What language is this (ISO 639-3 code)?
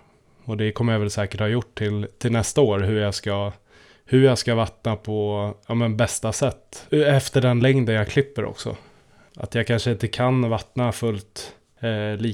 swe